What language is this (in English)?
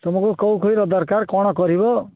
Odia